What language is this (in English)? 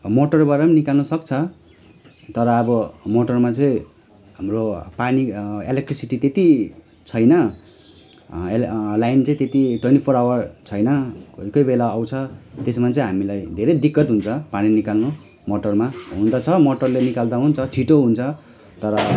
Nepali